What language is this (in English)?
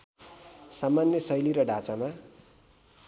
Nepali